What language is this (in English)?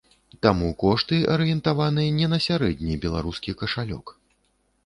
Belarusian